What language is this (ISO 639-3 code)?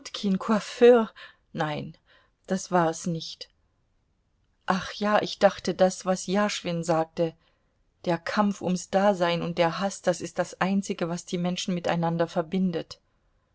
deu